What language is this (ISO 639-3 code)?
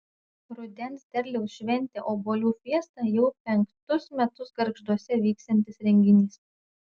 lit